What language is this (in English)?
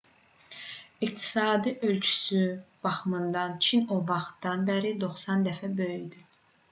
Azerbaijani